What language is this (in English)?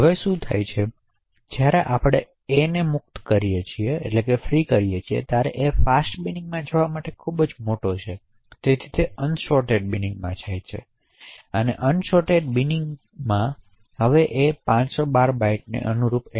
Gujarati